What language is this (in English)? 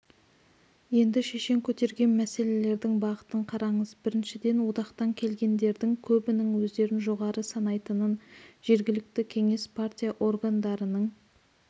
Kazakh